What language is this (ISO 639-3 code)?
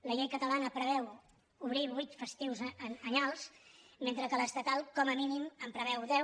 cat